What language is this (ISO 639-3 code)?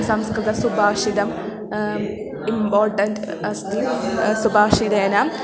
san